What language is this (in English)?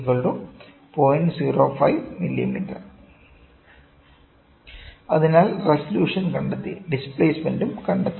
Malayalam